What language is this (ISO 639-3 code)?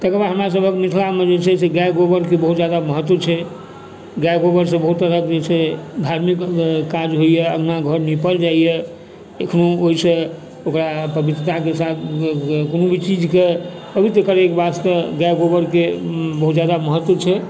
mai